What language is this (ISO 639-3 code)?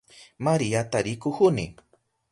qup